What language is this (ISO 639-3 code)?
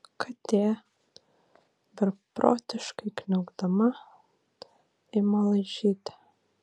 lit